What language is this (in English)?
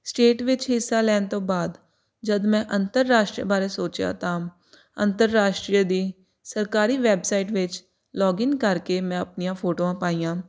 Punjabi